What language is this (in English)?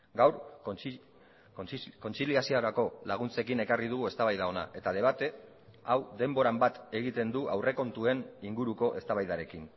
Basque